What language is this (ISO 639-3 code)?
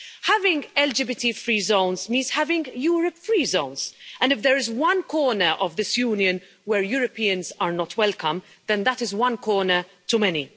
eng